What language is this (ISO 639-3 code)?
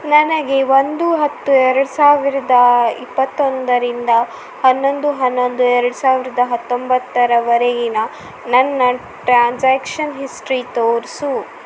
kan